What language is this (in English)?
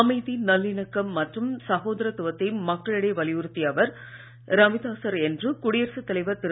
Tamil